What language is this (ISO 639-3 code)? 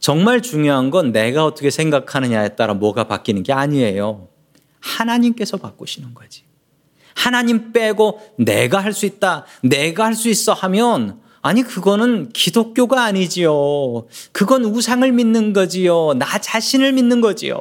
kor